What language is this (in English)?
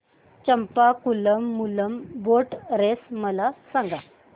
Marathi